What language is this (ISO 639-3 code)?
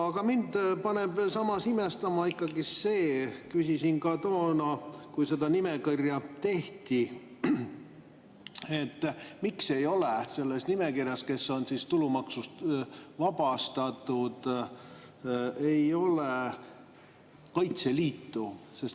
est